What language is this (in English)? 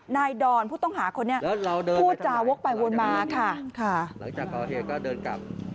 Thai